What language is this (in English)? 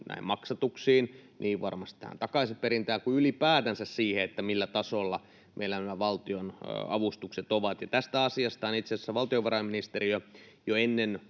Finnish